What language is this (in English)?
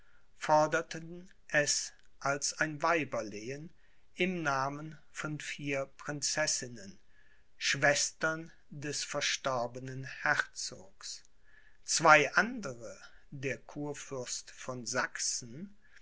German